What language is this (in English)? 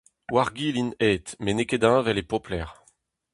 Breton